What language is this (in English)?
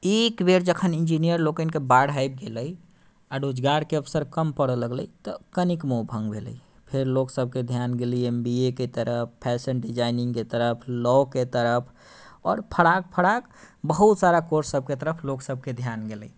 Maithili